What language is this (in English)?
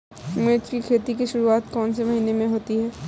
Hindi